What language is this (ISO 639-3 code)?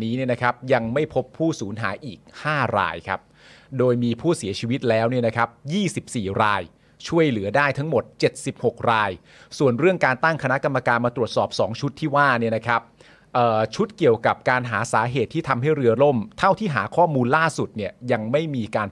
tha